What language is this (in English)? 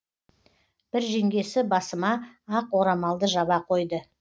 Kazakh